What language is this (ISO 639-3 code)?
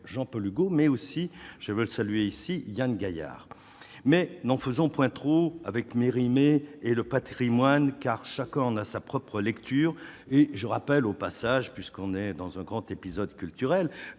fra